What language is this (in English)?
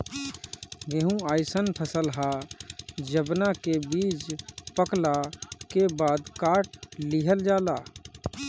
Bhojpuri